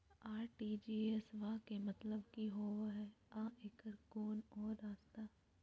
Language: Magahi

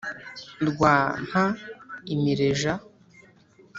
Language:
Kinyarwanda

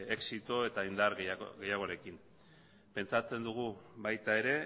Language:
Basque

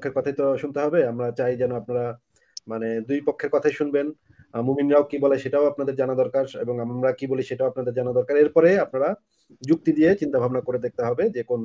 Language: Bangla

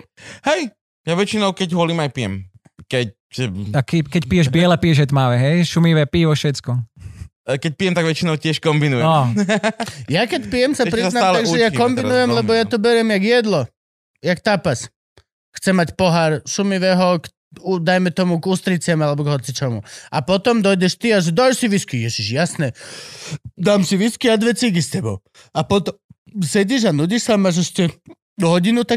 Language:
Slovak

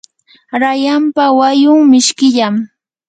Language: Yanahuanca Pasco Quechua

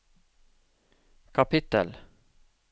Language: Norwegian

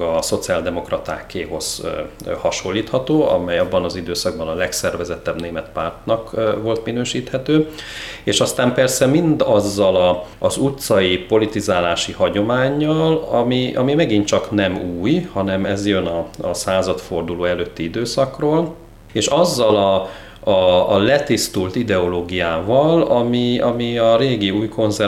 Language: Hungarian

